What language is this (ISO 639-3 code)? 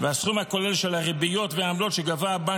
heb